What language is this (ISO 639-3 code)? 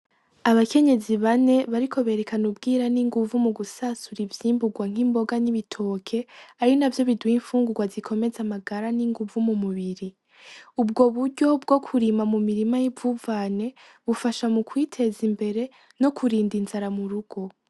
run